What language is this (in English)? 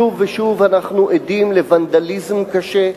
Hebrew